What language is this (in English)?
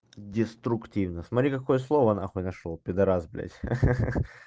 Russian